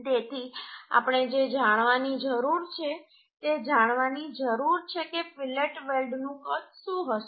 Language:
Gujarati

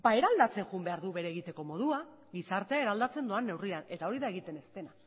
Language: Basque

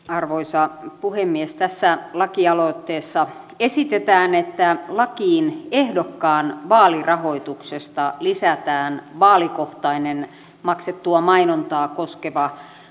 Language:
Finnish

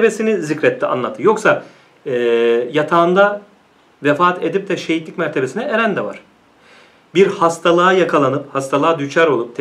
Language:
Turkish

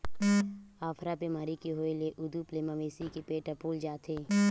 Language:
Chhattisgarhi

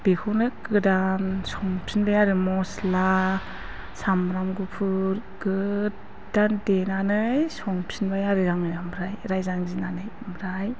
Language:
Bodo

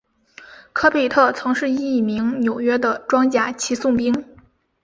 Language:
Chinese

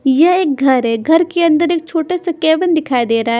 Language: Hindi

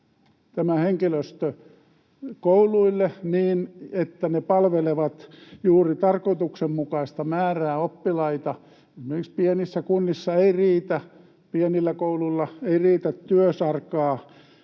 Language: Finnish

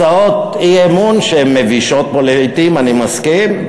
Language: Hebrew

